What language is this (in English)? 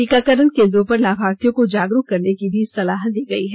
Hindi